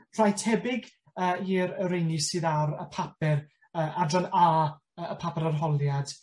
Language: Welsh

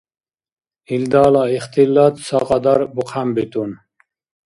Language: Dargwa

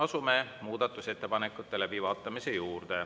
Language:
Estonian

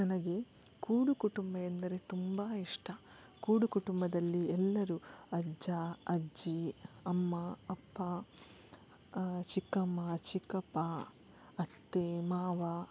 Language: Kannada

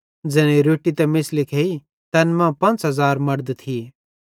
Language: Bhadrawahi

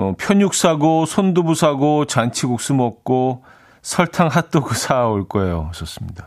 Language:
Korean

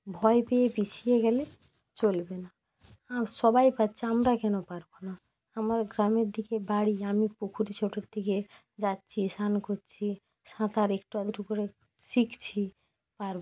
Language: Bangla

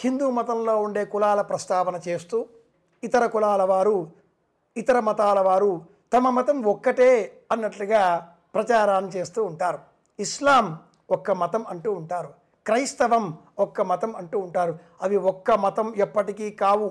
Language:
Telugu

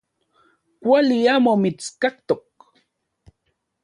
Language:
Central Puebla Nahuatl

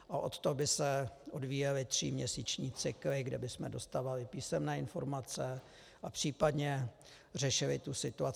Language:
Czech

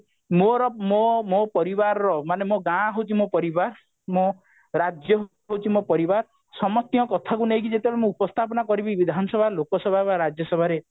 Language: Odia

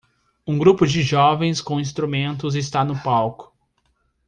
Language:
Portuguese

